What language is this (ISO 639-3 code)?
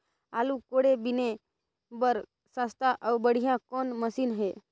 hne